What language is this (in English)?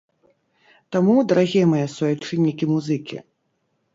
Belarusian